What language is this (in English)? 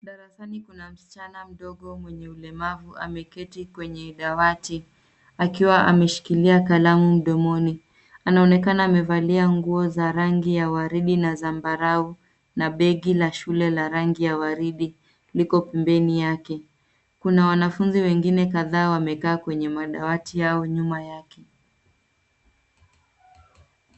Swahili